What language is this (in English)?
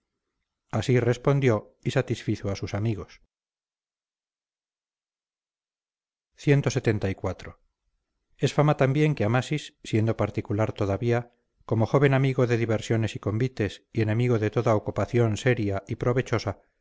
Spanish